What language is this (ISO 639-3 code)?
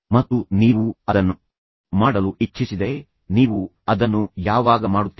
kan